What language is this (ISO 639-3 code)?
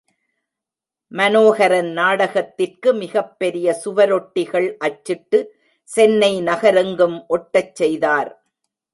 tam